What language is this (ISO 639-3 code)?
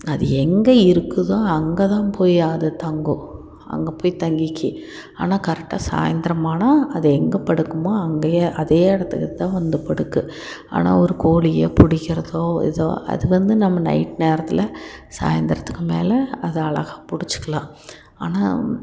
tam